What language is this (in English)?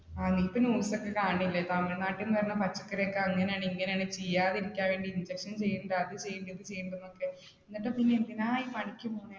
Malayalam